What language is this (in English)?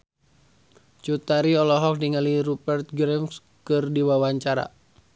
Sundanese